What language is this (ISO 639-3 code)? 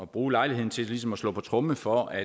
dan